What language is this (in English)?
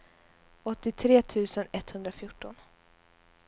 Swedish